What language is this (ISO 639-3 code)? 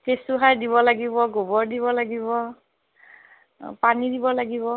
asm